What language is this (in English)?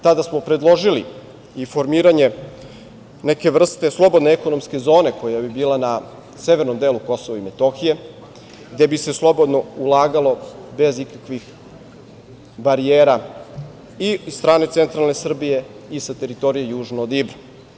Serbian